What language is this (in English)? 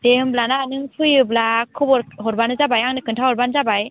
Bodo